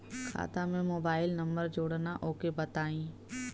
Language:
Bhojpuri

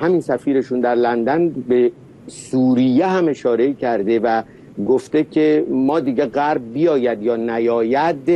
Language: Persian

